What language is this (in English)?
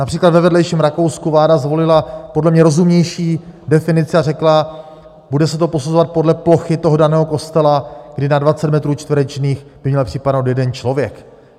Czech